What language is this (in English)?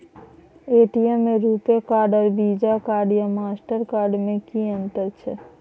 Maithili